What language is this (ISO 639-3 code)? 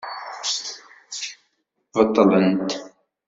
kab